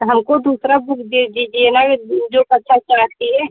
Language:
Hindi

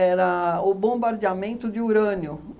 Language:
Portuguese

